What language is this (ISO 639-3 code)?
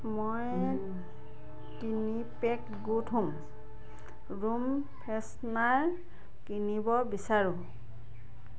asm